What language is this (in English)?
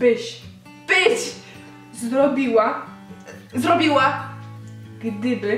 Polish